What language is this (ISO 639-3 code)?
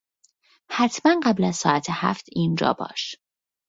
fas